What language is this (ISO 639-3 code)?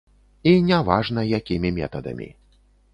bel